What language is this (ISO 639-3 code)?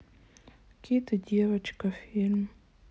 rus